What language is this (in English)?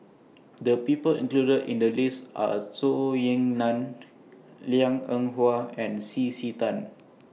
English